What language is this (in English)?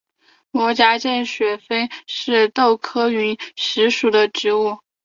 Chinese